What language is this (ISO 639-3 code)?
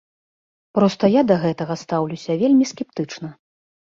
bel